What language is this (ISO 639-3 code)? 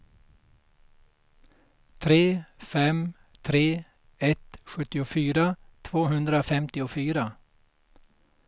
swe